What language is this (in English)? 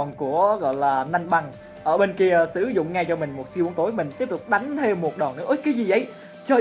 Vietnamese